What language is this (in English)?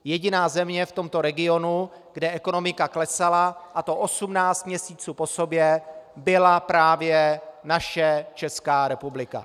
Czech